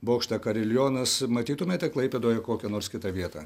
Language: Lithuanian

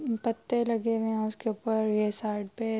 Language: Urdu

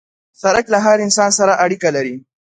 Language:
Pashto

